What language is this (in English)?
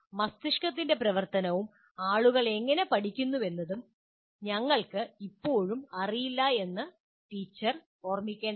Malayalam